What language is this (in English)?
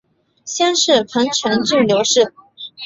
Chinese